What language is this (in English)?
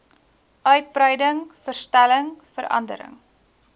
Afrikaans